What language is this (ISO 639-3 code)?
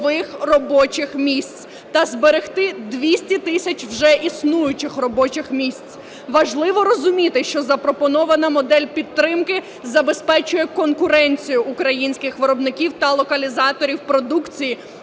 ukr